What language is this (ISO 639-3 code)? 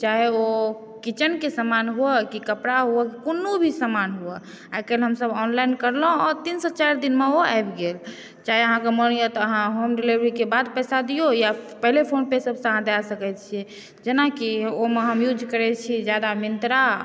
mai